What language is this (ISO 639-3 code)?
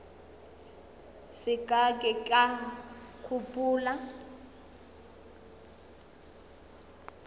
nso